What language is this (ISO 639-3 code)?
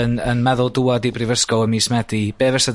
cym